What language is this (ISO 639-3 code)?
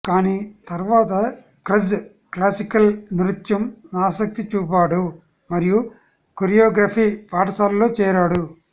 tel